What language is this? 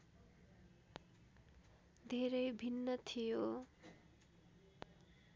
Nepali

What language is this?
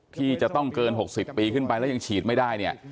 Thai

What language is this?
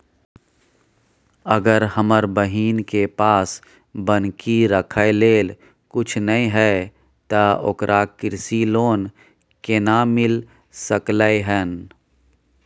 Maithili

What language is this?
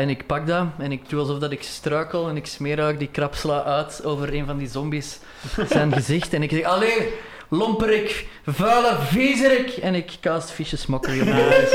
Dutch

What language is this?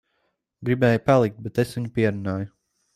Latvian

